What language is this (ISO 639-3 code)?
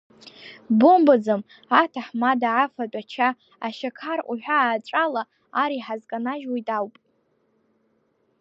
abk